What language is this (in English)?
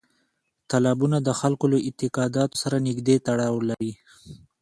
Pashto